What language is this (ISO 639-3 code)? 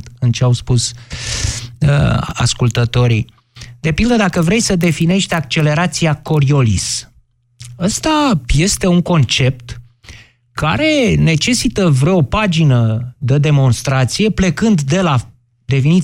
ron